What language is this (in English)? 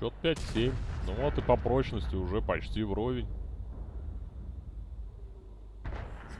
Russian